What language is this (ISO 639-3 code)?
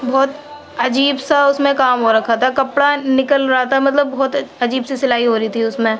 urd